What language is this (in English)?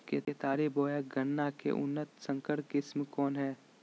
Magahi